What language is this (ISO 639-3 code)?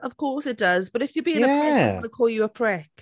cym